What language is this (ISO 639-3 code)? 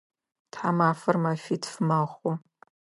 ady